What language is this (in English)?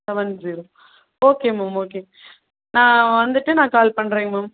Tamil